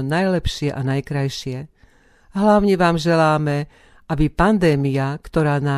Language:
Slovak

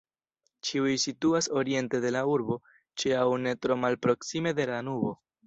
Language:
Esperanto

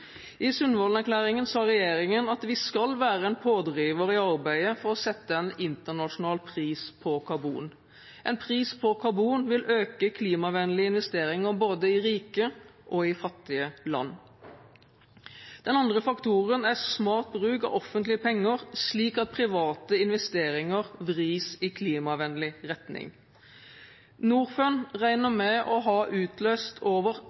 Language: Norwegian Bokmål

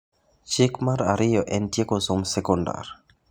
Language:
Luo (Kenya and Tanzania)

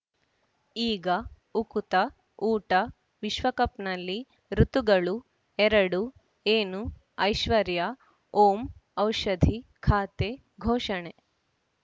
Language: Kannada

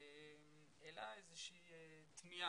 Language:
Hebrew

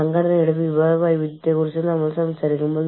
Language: Malayalam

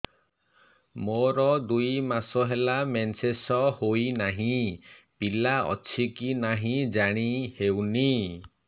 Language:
Odia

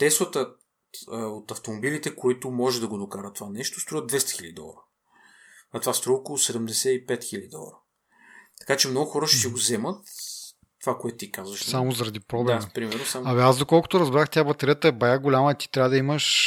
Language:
Bulgarian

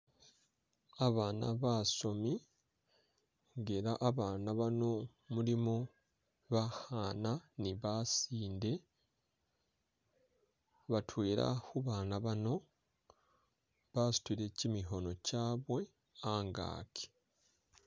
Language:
Masaaba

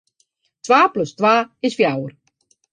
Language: Western Frisian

